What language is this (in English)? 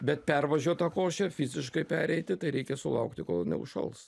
Lithuanian